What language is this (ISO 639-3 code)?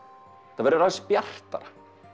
isl